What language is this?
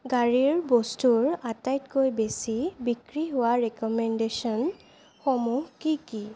Assamese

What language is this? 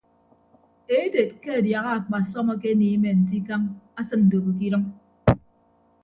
Ibibio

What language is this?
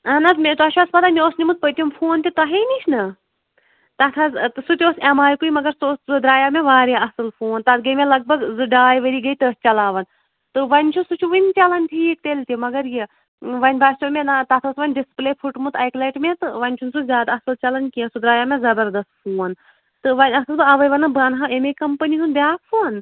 Kashmiri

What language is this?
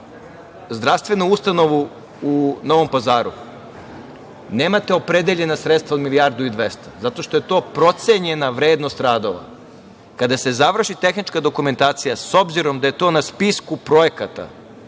Serbian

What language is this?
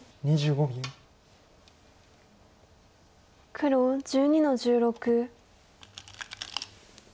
Japanese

